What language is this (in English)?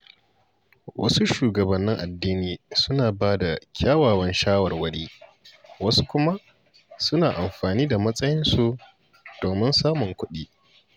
Hausa